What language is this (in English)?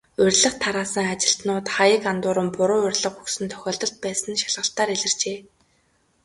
Mongolian